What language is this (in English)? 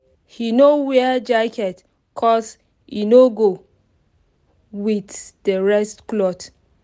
Nigerian Pidgin